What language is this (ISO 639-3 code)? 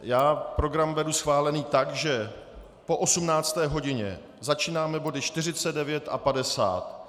ces